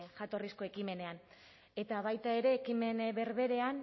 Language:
Basque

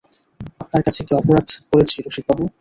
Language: Bangla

